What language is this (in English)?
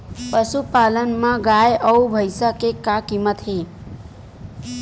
Chhattisgarhi